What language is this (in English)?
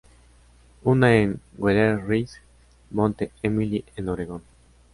Spanish